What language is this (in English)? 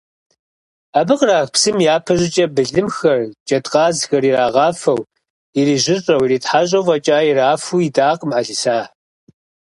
Kabardian